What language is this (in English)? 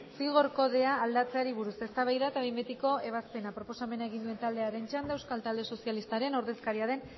Basque